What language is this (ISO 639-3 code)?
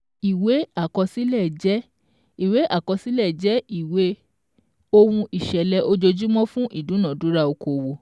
yor